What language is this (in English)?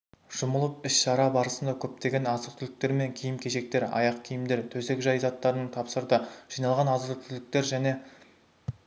Kazakh